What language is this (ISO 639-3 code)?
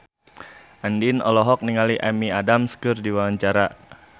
sun